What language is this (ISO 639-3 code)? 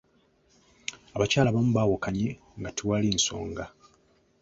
lug